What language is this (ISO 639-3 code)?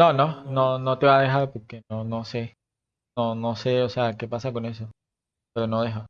spa